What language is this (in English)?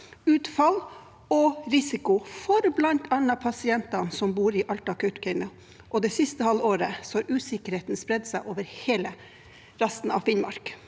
Norwegian